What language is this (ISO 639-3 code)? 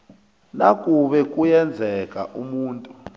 nbl